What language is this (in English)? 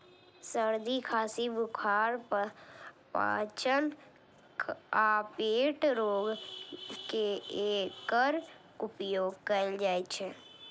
Maithili